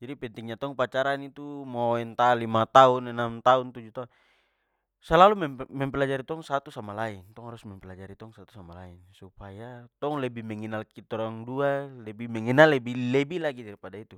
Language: Papuan Malay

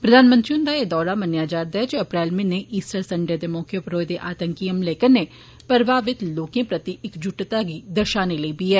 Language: Dogri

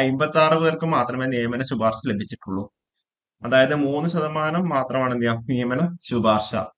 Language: Malayalam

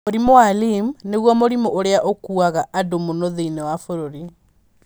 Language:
Kikuyu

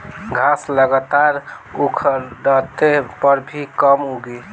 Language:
Bhojpuri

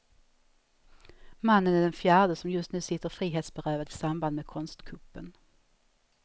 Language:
Swedish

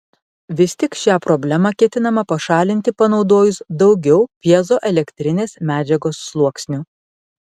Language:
Lithuanian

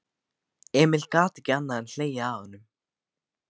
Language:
Icelandic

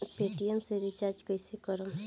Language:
Bhojpuri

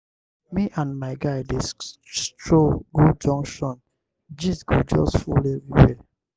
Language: Nigerian Pidgin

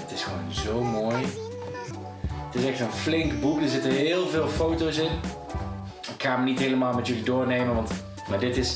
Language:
Dutch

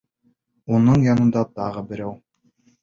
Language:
Bashkir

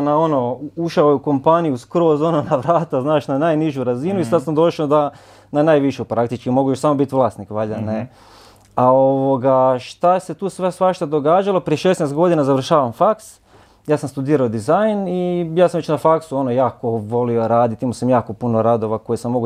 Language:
Croatian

